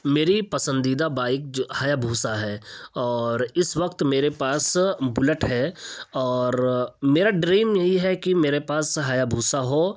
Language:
Urdu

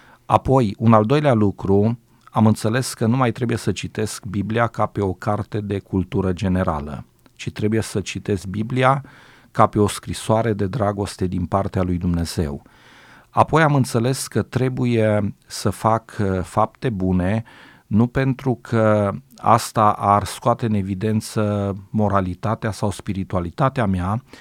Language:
Romanian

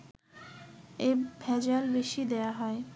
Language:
Bangla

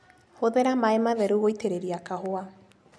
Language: Kikuyu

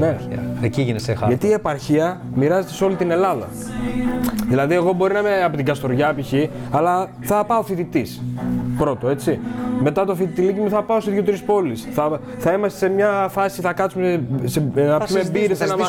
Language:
Greek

